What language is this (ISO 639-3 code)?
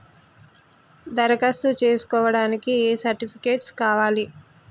tel